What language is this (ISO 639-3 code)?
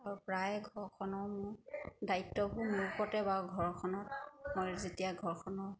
asm